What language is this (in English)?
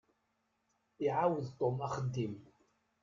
Kabyle